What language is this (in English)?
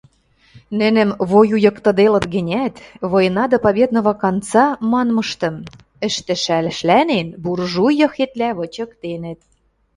Western Mari